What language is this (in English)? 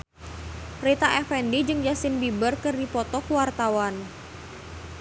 Sundanese